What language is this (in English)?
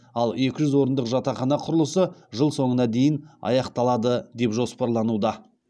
Kazakh